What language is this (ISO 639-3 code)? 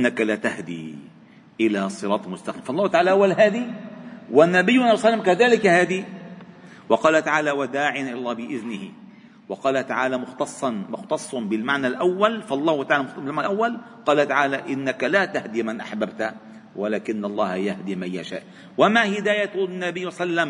ara